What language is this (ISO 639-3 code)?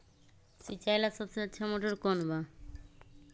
mag